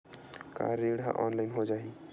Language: Chhattisgarhi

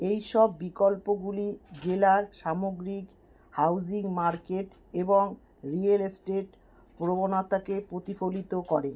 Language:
Bangla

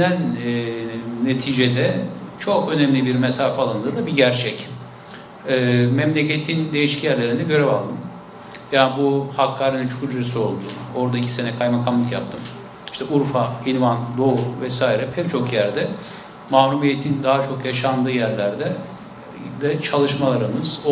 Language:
Turkish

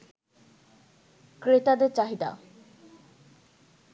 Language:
Bangla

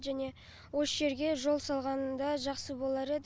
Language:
Kazakh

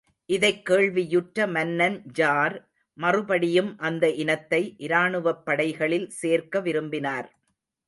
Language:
Tamil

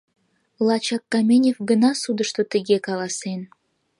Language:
Mari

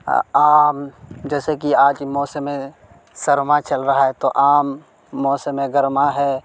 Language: Urdu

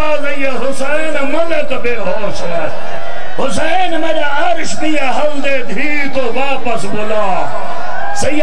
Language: Arabic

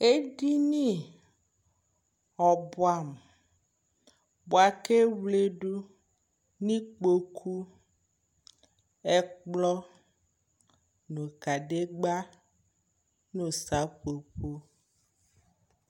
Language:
Ikposo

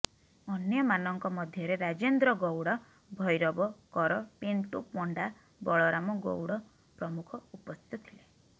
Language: Odia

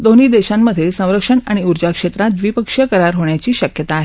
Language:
Marathi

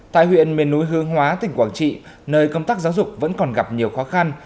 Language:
Vietnamese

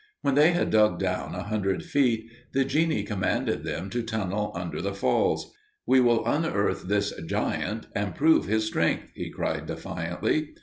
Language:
English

